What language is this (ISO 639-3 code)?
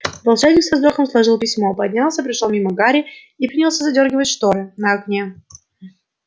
rus